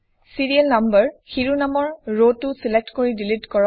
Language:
Assamese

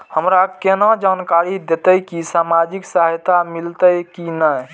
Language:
Maithili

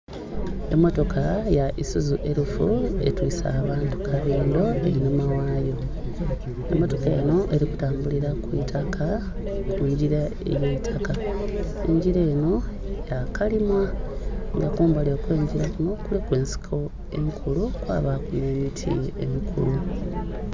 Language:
Soga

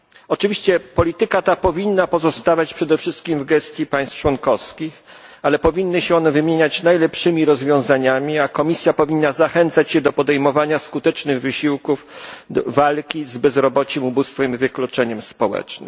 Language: Polish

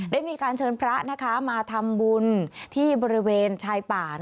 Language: Thai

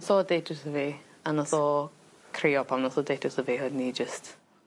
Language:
Welsh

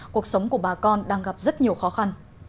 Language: Vietnamese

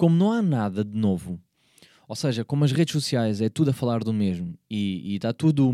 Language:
Portuguese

